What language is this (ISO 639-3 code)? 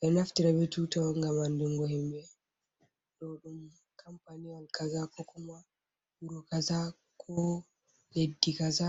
ful